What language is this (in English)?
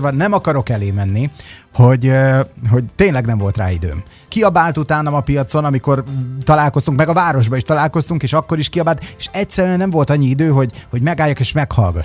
Hungarian